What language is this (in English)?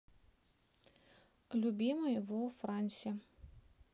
Russian